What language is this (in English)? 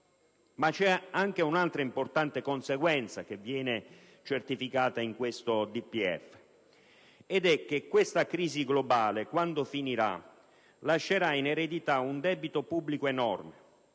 Italian